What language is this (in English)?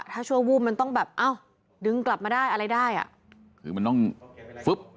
Thai